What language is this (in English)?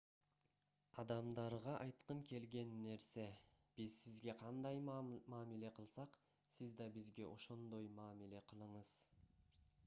Kyrgyz